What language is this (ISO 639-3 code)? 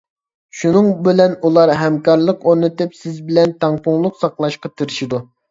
uig